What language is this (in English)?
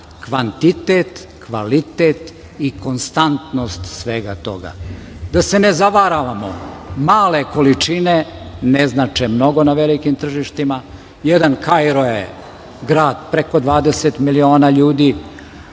Serbian